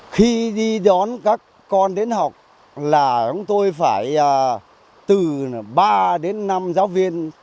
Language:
Vietnamese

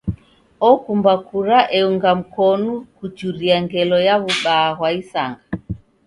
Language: Taita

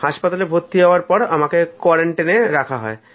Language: Bangla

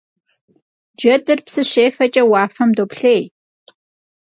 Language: Kabardian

